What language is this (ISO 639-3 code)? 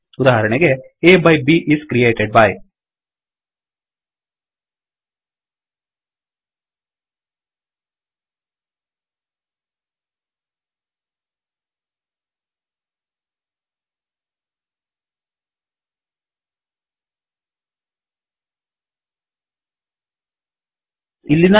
kan